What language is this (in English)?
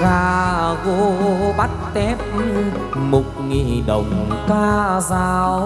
Vietnamese